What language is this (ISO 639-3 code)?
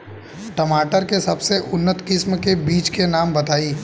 bho